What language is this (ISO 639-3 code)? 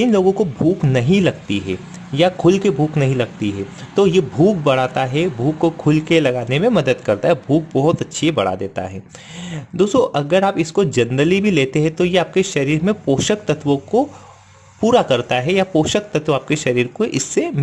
hin